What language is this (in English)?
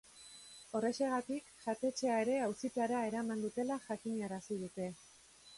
Basque